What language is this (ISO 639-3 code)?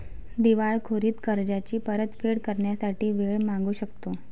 mar